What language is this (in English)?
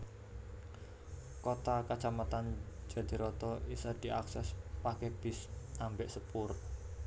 Javanese